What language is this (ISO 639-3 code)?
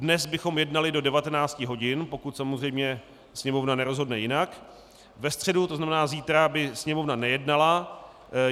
ces